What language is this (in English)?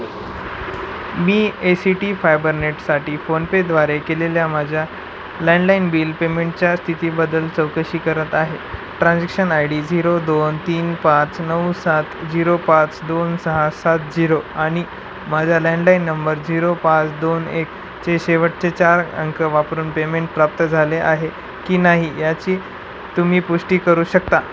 Marathi